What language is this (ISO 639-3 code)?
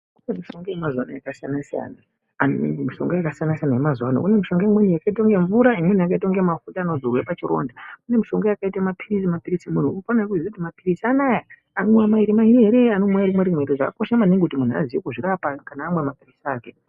ndc